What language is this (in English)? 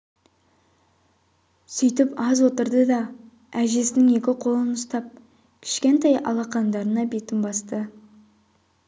Kazakh